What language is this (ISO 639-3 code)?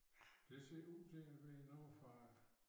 dan